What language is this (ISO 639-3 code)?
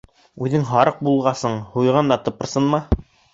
bak